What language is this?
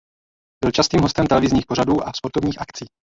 Czech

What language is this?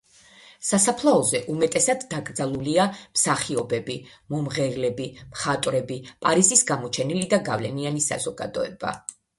Georgian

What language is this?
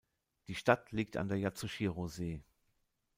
German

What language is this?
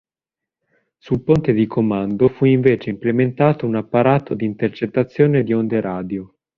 Italian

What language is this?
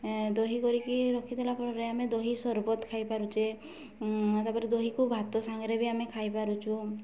Odia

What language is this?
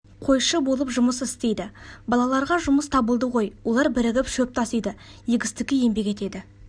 Kazakh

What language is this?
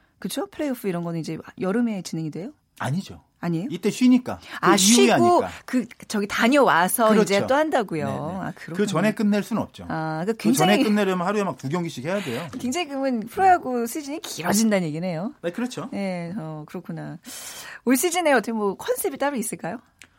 Korean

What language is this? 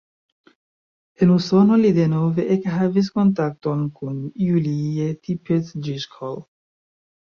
Esperanto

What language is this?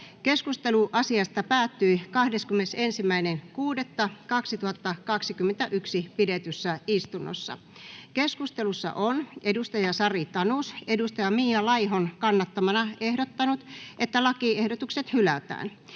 Finnish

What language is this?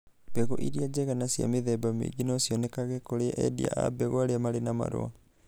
Kikuyu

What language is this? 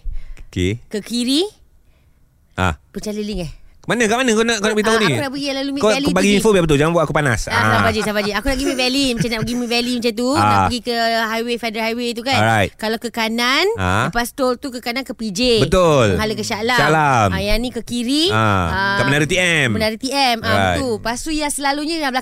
Malay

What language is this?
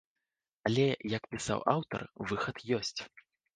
Belarusian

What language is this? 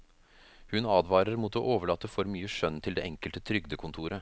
Norwegian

